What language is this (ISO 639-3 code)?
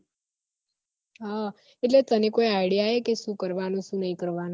guj